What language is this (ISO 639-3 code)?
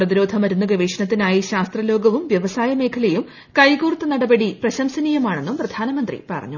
mal